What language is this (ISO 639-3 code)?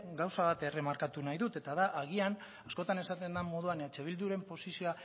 eus